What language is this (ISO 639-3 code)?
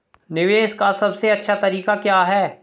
hin